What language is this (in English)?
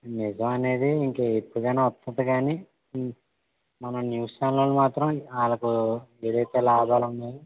Telugu